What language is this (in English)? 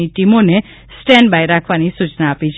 Gujarati